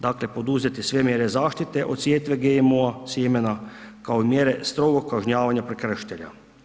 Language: Croatian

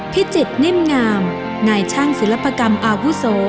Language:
Thai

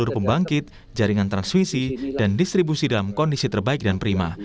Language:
Indonesian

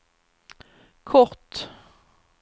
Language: Swedish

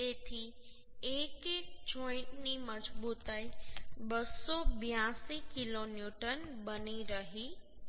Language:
Gujarati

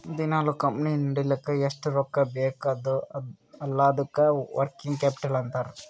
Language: Kannada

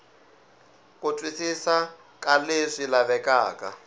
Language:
Tsonga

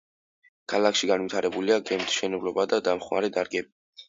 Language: Georgian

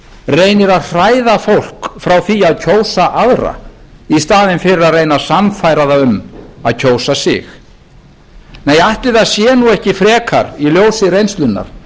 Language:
Icelandic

